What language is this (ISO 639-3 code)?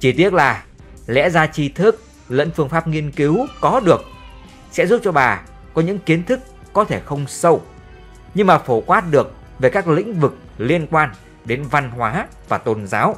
vie